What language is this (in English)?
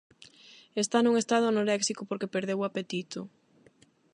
Galician